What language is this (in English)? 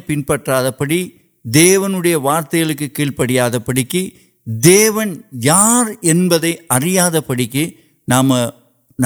Urdu